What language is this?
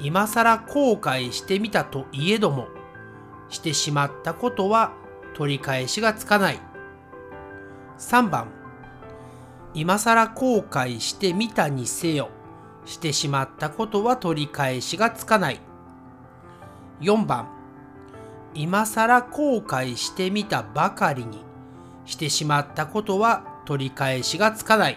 Japanese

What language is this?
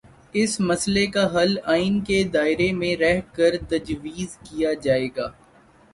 Urdu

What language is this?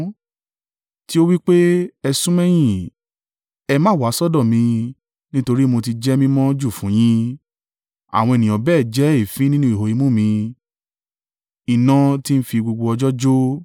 Yoruba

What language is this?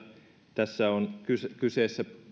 Finnish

